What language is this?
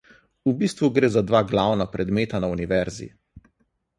Slovenian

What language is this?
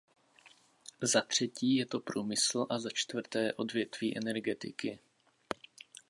Czech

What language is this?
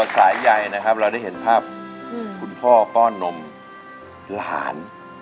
Thai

